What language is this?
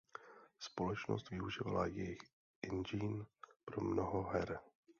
Czech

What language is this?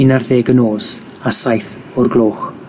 Welsh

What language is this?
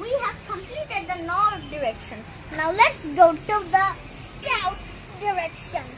English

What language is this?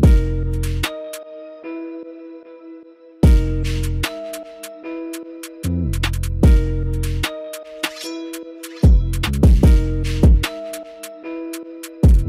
Arabic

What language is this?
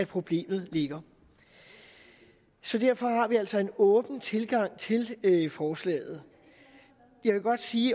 Danish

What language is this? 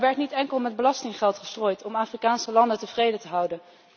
Dutch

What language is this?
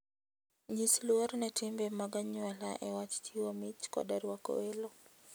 Luo (Kenya and Tanzania)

